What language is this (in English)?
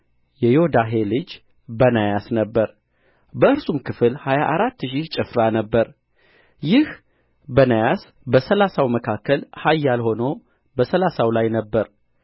Amharic